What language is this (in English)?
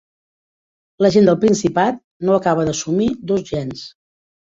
Catalan